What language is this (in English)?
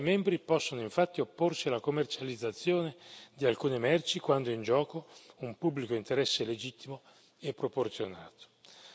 Italian